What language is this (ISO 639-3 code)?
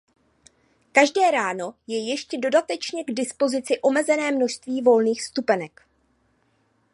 ces